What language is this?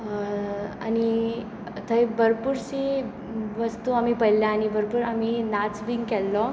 Konkani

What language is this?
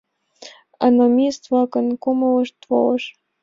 Mari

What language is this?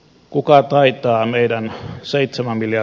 Finnish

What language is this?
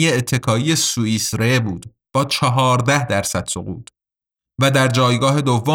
Persian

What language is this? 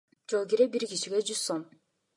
Kyrgyz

